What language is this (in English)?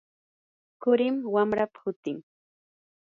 Yanahuanca Pasco Quechua